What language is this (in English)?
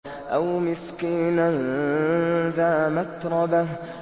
Arabic